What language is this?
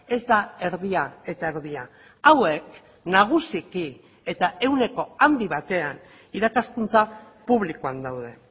Basque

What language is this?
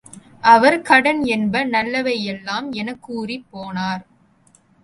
Tamil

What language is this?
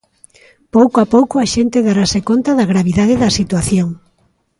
Galician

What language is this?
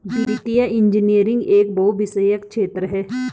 Hindi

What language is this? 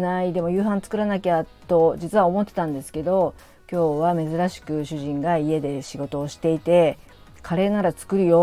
Japanese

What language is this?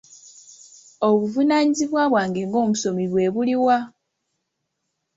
Ganda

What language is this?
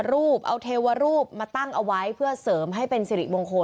Thai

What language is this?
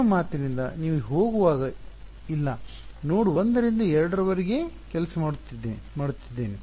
Kannada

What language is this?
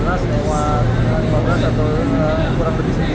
Indonesian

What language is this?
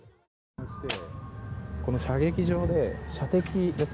Japanese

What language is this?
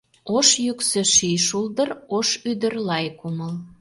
Mari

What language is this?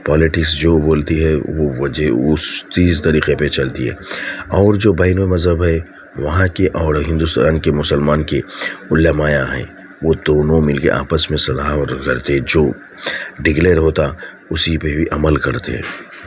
Urdu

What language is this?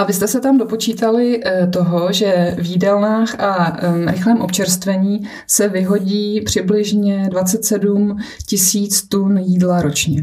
Czech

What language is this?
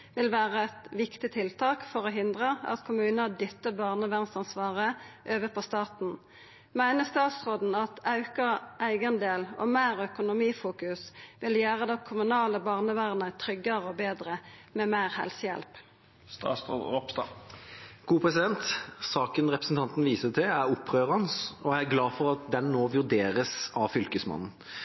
Norwegian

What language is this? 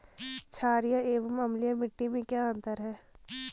Hindi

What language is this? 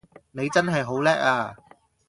Cantonese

